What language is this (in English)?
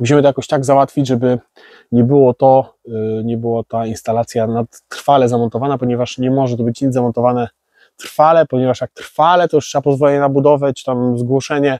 Polish